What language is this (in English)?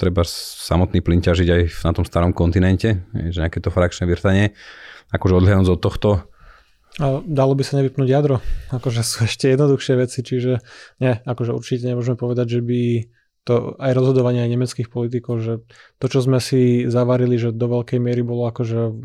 Slovak